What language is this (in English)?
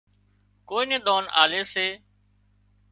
Wadiyara Koli